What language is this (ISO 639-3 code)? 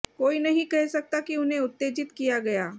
hin